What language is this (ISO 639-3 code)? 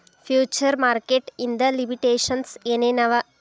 kan